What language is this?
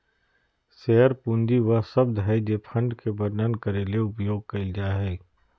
Magahi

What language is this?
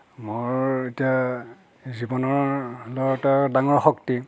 Assamese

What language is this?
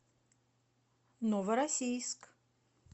Russian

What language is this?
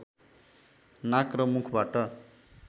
Nepali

